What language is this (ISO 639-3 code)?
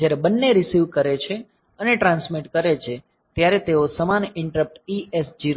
guj